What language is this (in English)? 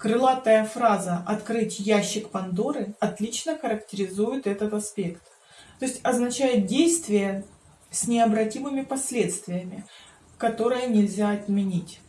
Russian